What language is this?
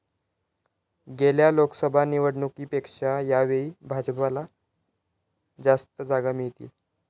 Marathi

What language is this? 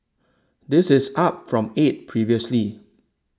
English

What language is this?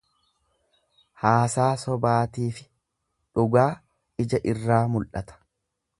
Oromo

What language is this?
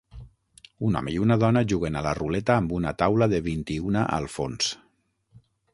Catalan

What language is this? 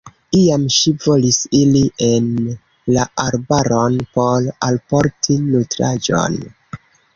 Esperanto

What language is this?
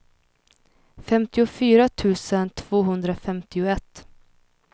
Swedish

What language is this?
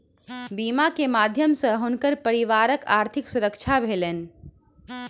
Maithili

